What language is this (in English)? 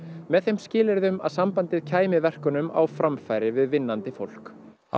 Icelandic